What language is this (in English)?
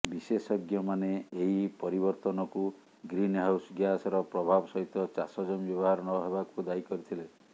Odia